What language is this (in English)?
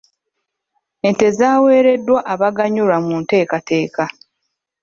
Ganda